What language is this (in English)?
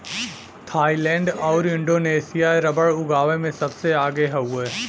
Bhojpuri